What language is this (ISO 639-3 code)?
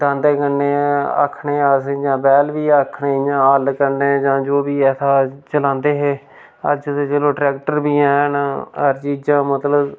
doi